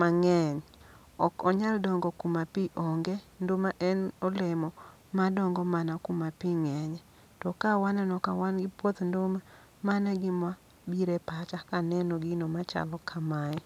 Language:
Luo (Kenya and Tanzania)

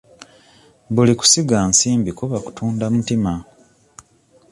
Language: Ganda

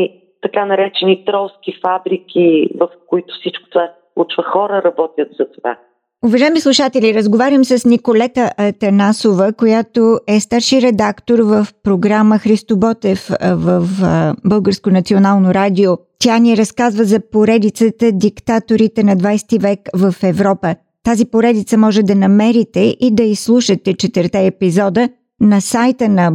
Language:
Bulgarian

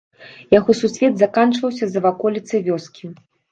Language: Belarusian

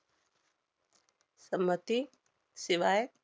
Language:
Marathi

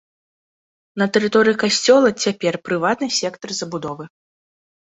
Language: Belarusian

